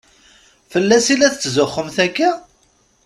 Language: Kabyle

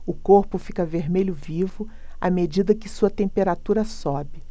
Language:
Portuguese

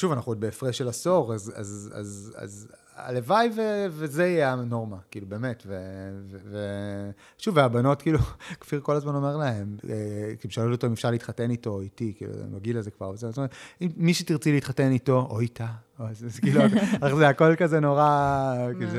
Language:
Hebrew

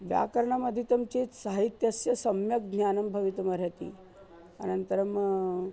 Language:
Sanskrit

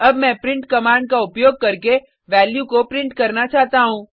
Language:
Hindi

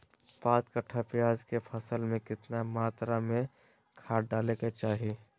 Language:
Magahi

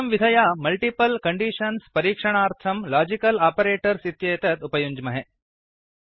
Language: Sanskrit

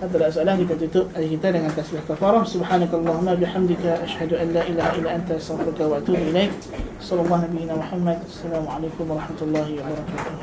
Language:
Malay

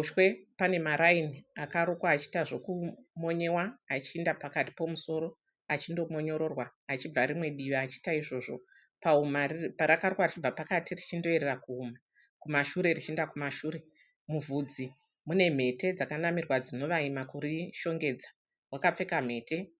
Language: Shona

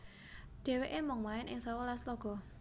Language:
Javanese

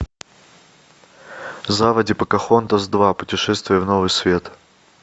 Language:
Russian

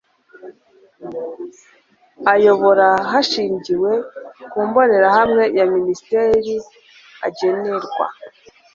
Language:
Kinyarwanda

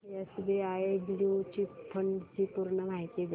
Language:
Marathi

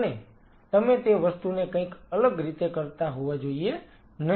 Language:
Gujarati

